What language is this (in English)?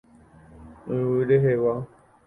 Guarani